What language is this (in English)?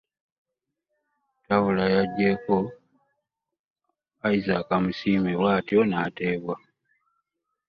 Ganda